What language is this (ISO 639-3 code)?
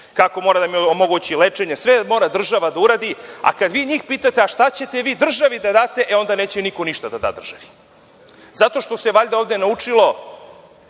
srp